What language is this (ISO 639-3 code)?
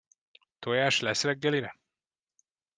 hun